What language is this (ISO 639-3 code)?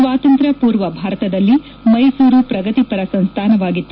kan